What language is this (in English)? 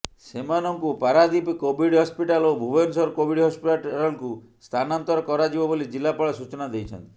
Odia